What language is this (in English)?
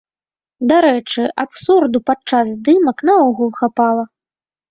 Belarusian